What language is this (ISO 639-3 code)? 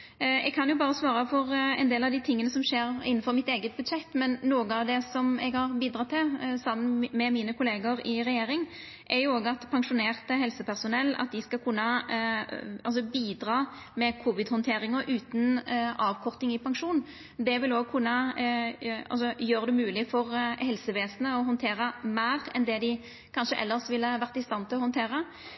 nno